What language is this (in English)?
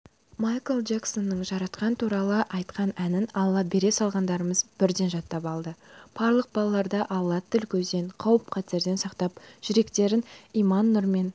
Kazakh